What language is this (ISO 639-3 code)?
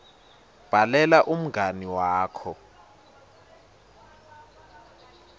ssw